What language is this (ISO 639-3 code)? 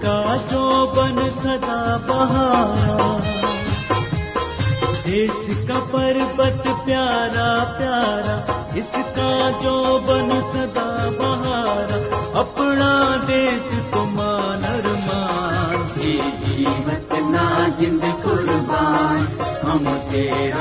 urd